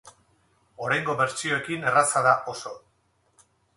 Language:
Basque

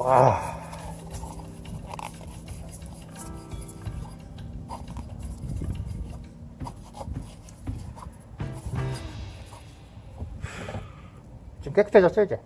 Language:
Korean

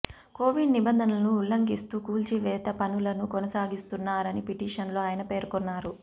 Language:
Telugu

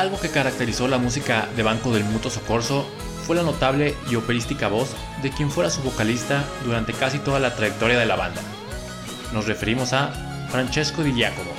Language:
Spanish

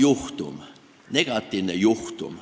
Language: Estonian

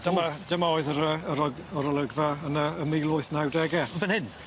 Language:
Welsh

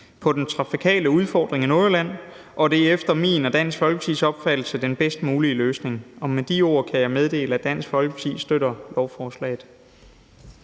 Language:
Danish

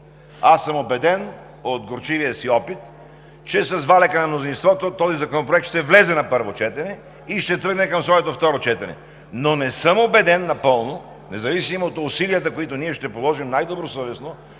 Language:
Bulgarian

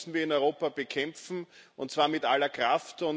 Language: German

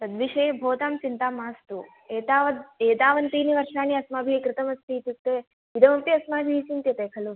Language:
Sanskrit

